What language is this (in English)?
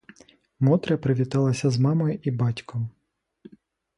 Ukrainian